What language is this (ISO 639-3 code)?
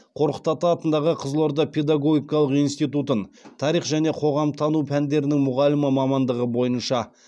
kaz